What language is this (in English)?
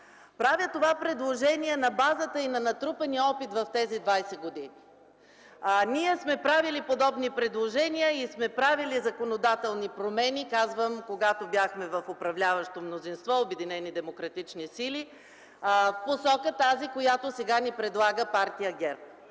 Bulgarian